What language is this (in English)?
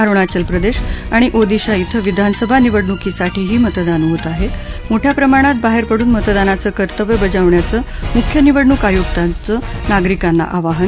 Marathi